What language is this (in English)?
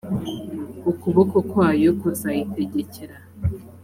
Kinyarwanda